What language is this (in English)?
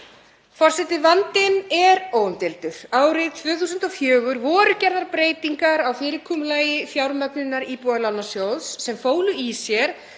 Icelandic